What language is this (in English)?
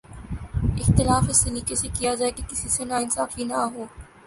Urdu